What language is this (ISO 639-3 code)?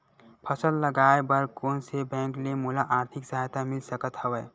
hne